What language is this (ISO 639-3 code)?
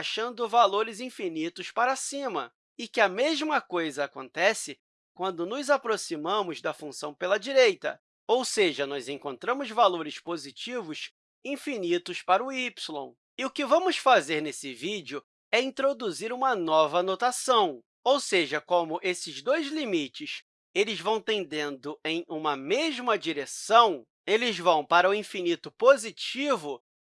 por